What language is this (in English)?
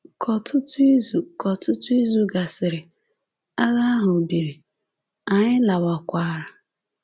Igbo